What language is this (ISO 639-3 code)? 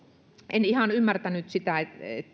fin